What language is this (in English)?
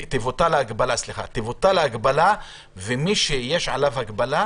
Hebrew